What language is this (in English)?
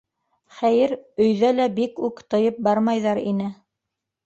Bashkir